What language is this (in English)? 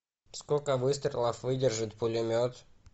Russian